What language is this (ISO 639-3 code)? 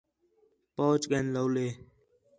xhe